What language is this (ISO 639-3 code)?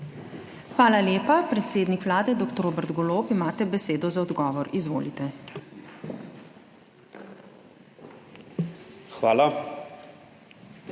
slv